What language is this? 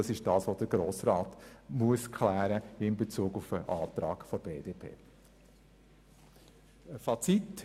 Swiss German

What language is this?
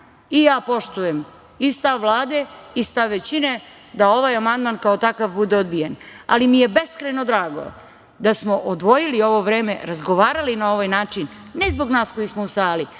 Serbian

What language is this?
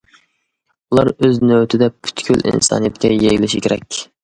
Uyghur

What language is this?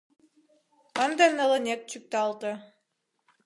Mari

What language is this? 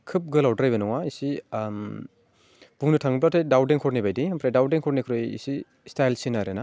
Bodo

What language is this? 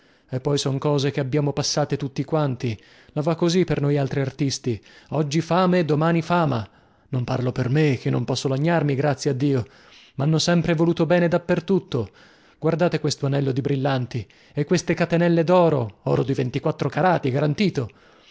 Italian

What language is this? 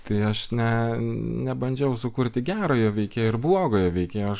Lithuanian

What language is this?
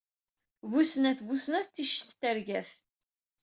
Kabyle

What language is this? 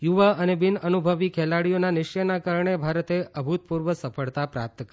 Gujarati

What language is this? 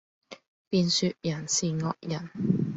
Cantonese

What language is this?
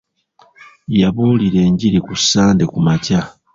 Ganda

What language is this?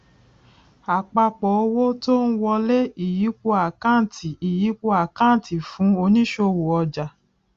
Yoruba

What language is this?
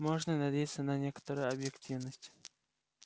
Russian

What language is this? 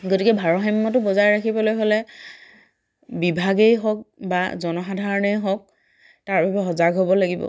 Assamese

